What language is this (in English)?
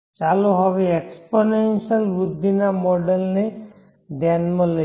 Gujarati